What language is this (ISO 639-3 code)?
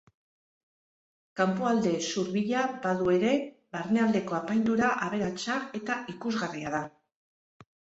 eus